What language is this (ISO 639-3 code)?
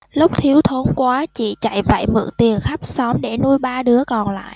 vie